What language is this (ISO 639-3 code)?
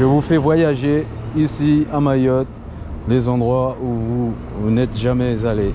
fra